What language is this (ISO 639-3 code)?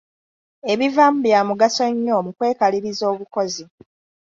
lug